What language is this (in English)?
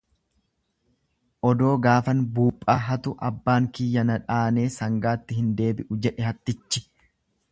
Oromo